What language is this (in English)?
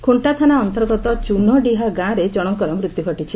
Odia